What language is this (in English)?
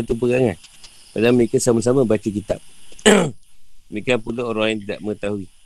Malay